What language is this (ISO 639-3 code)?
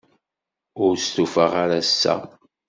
kab